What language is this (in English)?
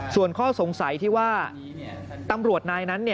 Thai